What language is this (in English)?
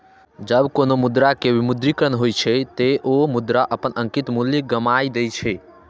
Maithili